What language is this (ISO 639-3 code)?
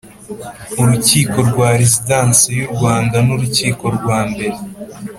kin